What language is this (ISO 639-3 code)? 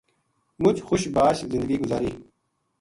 gju